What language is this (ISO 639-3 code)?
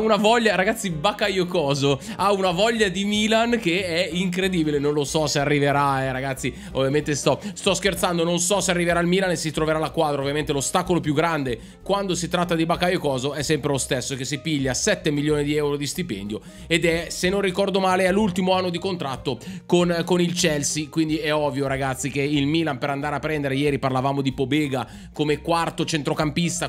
ita